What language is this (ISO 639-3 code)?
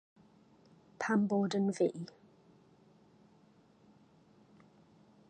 cym